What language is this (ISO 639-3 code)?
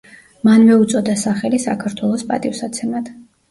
kat